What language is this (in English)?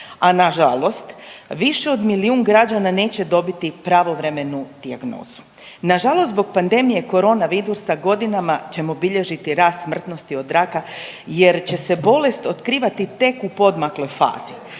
Croatian